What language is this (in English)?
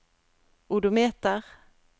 Norwegian